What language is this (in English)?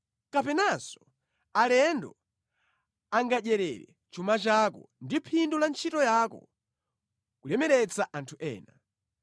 Nyanja